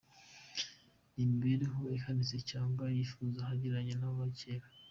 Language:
Kinyarwanda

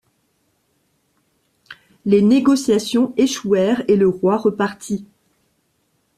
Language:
French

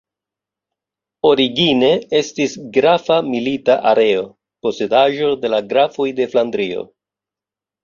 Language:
Esperanto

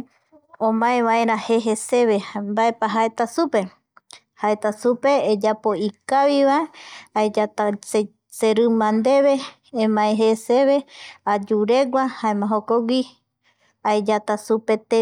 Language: Eastern Bolivian Guaraní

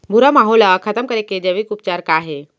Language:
Chhattisgarhi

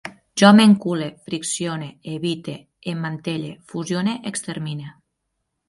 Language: Catalan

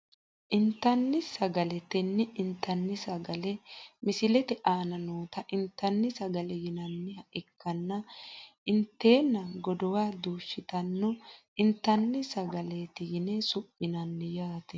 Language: Sidamo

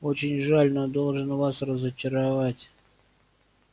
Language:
Russian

